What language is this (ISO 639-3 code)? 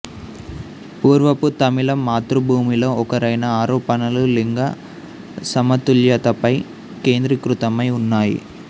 tel